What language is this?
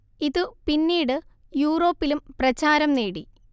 Malayalam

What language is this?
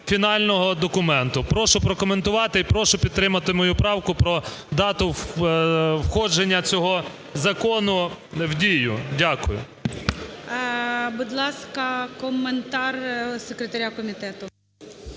Ukrainian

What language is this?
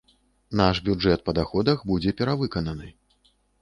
Belarusian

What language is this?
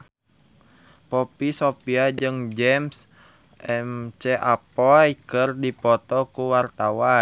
Sundanese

